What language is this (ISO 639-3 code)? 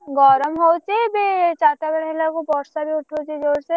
ori